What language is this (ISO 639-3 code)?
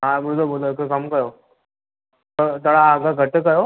snd